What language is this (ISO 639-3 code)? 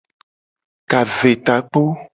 gej